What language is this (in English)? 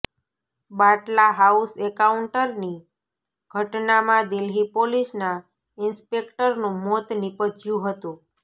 Gujarati